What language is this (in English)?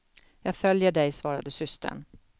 Swedish